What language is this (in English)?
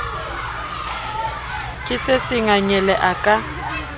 Southern Sotho